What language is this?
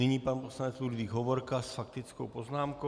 Czech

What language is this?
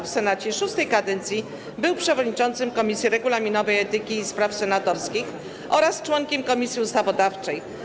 Polish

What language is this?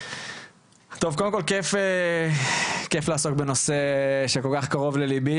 Hebrew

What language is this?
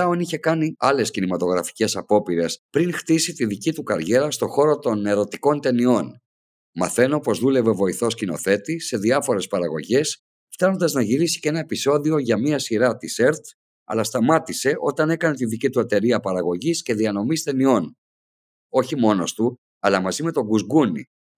Greek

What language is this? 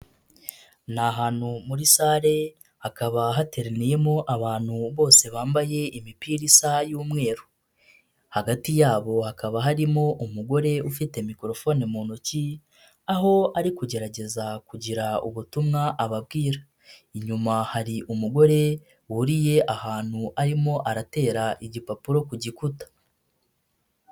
Kinyarwanda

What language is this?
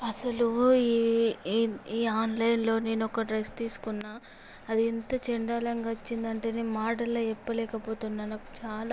Telugu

